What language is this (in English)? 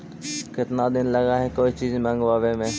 Magahi